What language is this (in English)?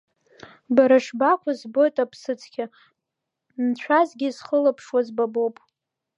Abkhazian